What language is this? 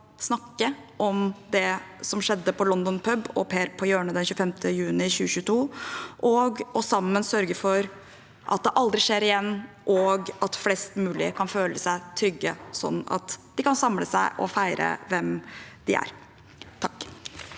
Norwegian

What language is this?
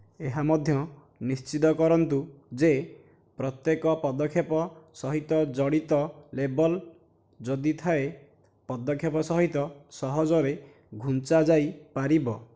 Odia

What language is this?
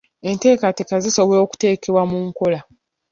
Ganda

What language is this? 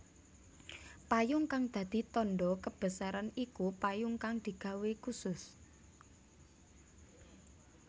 Javanese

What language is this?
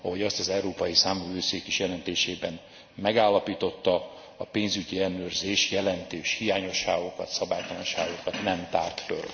Hungarian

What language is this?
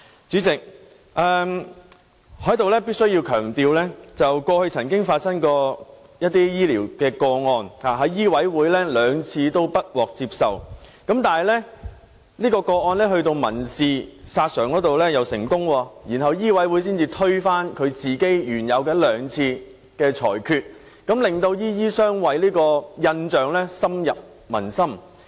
Cantonese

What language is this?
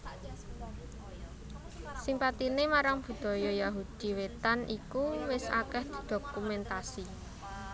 Javanese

